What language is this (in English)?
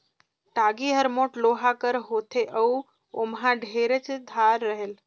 Chhattisgarhi